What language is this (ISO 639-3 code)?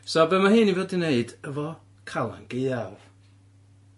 cym